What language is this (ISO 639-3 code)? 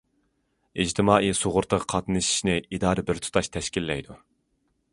uig